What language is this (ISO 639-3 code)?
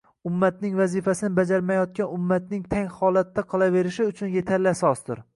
uzb